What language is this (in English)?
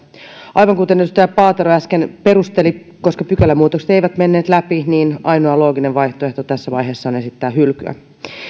Finnish